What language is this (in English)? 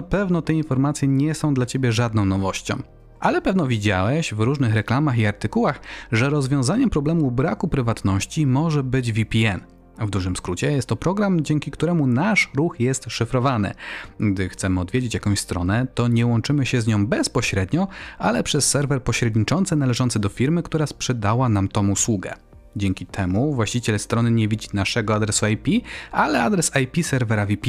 Polish